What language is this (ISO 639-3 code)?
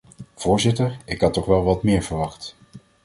nld